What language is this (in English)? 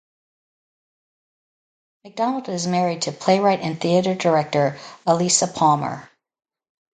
English